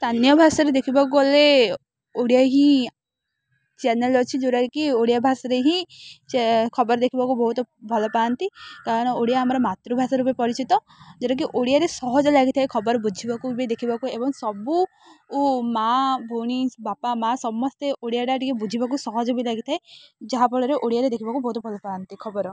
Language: Odia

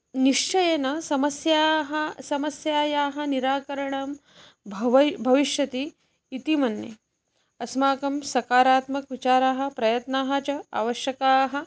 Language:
Sanskrit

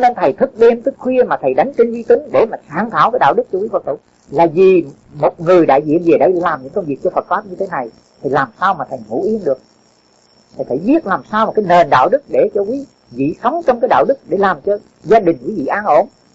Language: Vietnamese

